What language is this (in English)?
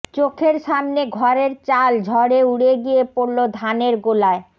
Bangla